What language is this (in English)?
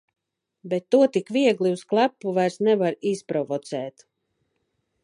Latvian